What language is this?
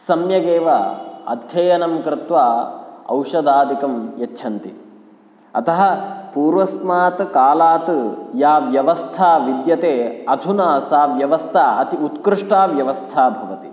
Sanskrit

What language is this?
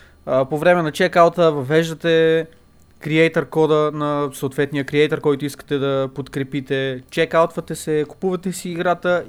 Bulgarian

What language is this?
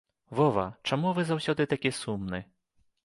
Belarusian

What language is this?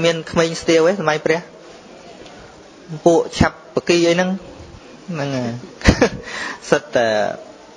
Vietnamese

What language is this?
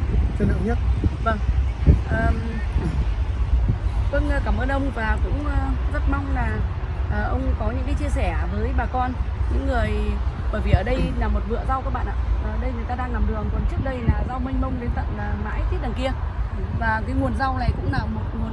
Vietnamese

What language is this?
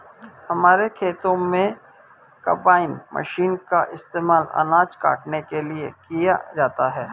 Hindi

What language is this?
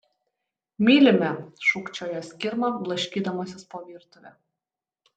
Lithuanian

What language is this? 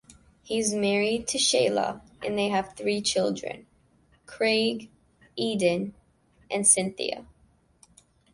English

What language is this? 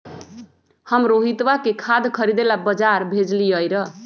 Magahi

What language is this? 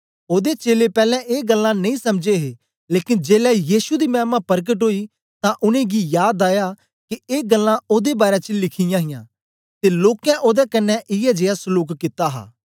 Dogri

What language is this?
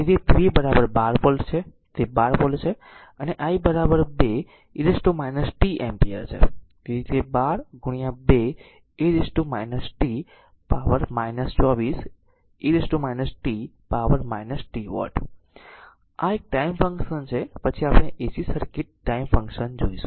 Gujarati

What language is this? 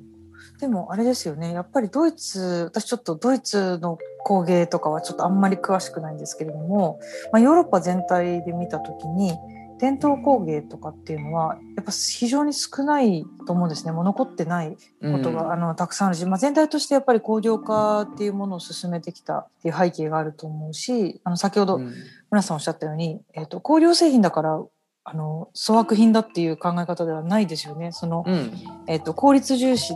Japanese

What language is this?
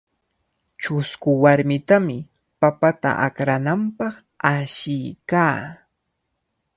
Cajatambo North Lima Quechua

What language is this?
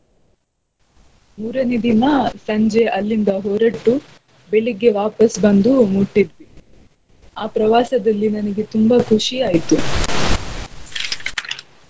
Kannada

